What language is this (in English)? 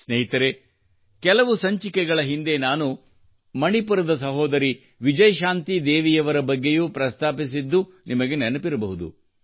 Kannada